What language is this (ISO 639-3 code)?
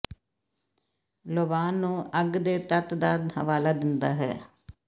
pan